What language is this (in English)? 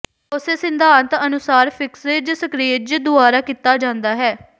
Punjabi